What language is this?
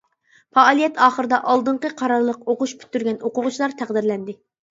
Uyghur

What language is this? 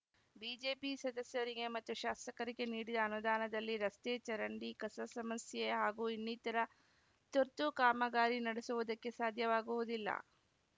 Kannada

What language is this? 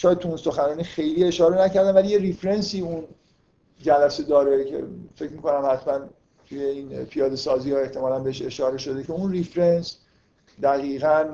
Persian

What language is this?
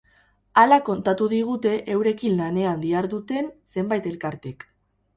Basque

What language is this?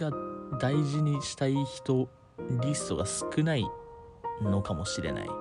Japanese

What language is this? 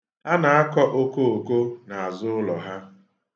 Igbo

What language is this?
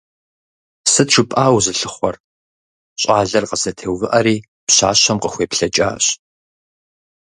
Kabardian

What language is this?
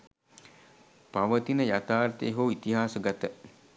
Sinhala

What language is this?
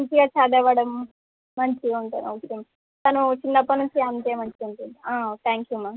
Telugu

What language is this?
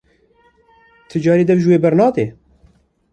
Kurdish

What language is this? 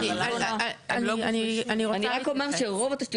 Hebrew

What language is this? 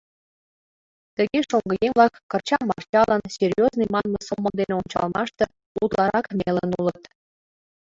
Mari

